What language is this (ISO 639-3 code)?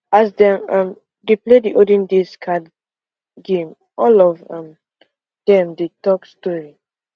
pcm